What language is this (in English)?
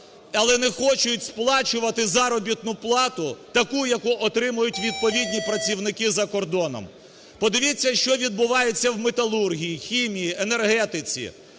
Ukrainian